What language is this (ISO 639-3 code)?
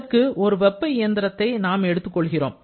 tam